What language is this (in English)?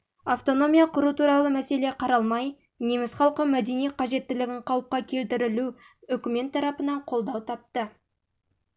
Kazakh